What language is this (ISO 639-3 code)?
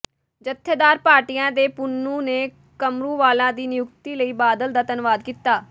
pan